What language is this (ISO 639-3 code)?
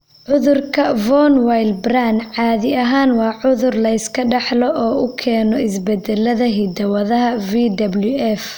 som